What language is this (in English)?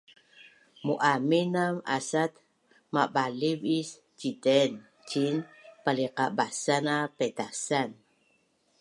Bunun